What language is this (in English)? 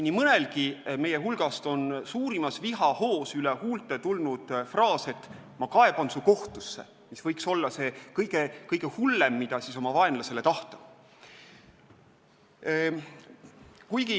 Estonian